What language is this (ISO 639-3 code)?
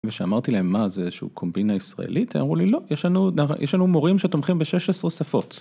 heb